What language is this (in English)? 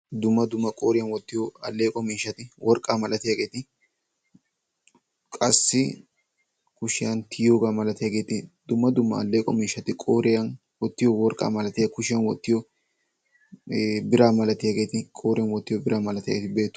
Wolaytta